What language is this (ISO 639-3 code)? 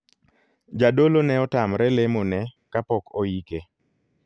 luo